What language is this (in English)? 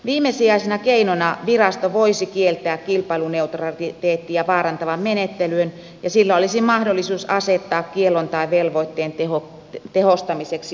Finnish